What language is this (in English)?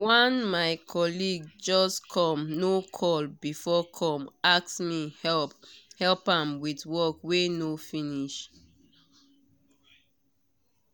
Nigerian Pidgin